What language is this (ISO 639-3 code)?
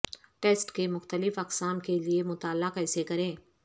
urd